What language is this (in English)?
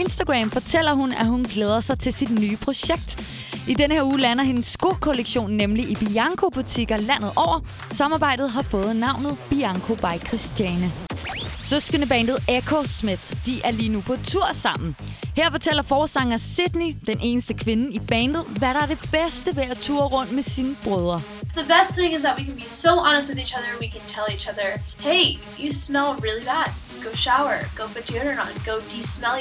Danish